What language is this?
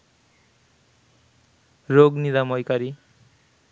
Bangla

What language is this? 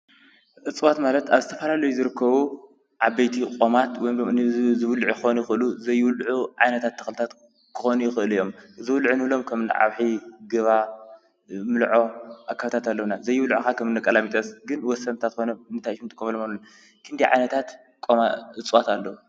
Tigrinya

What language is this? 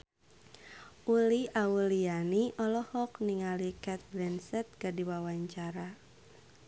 Sundanese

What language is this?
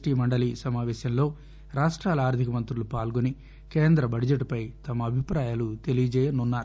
Telugu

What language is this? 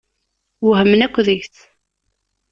Kabyle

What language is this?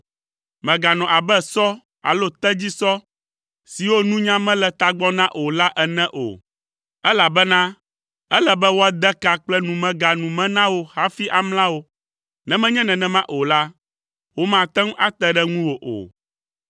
Ewe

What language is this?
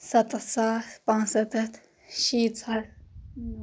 Kashmiri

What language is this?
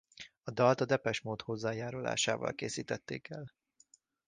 Hungarian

